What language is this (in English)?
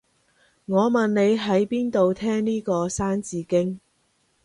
Cantonese